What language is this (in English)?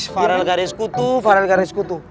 Indonesian